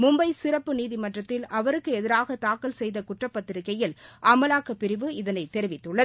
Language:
Tamil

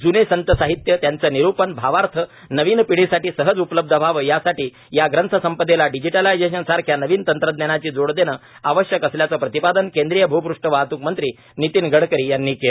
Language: Marathi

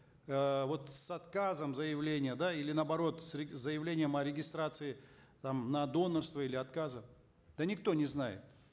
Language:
Kazakh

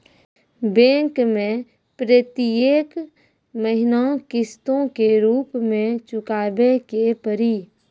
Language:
Maithili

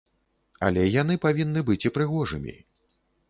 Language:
Belarusian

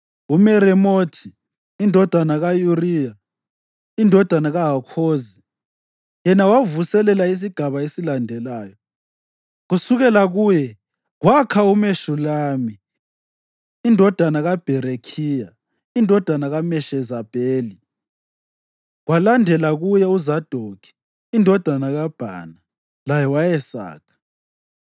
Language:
North Ndebele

